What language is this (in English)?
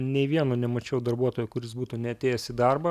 Lithuanian